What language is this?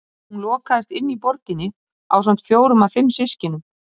Icelandic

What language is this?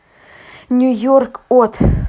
Russian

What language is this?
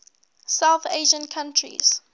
English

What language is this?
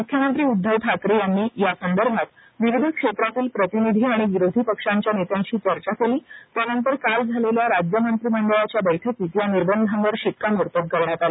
Marathi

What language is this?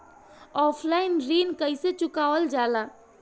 Bhojpuri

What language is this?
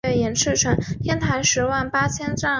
Chinese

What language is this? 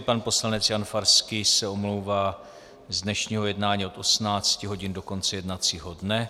Czech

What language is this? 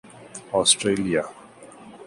Urdu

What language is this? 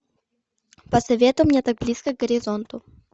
Russian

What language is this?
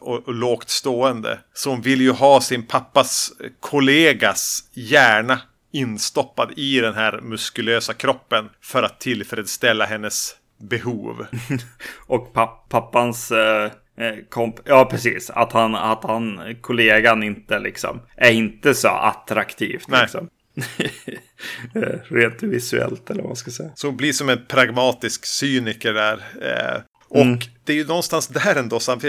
Swedish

